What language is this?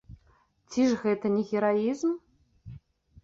Belarusian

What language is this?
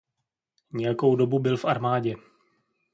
Czech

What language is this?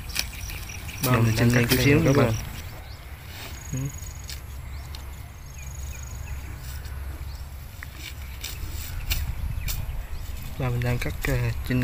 Vietnamese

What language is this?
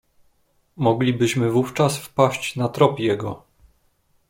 Polish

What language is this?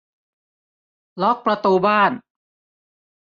Thai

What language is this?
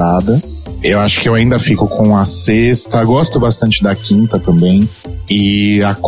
Portuguese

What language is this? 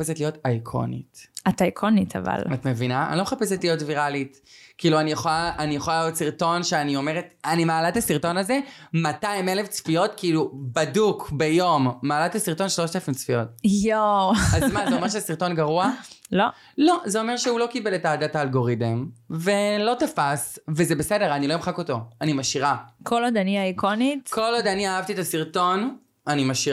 Hebrew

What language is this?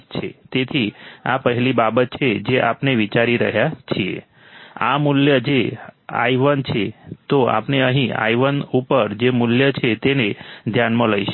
Gujarati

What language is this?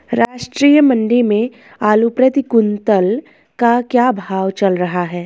Hindi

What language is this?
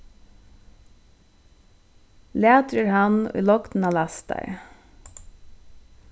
Faroese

